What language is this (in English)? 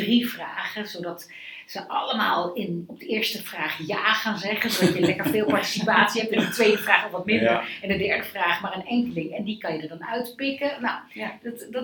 Dutch